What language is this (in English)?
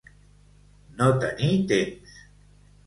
Catalan